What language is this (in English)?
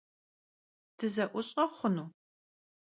Kabardian